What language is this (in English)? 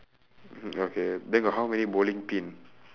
English